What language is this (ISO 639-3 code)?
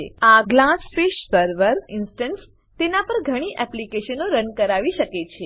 guj